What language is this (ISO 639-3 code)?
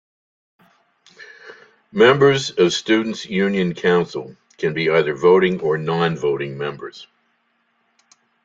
eng